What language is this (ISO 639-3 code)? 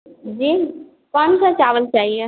hin